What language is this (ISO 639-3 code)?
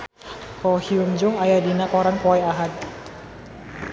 sun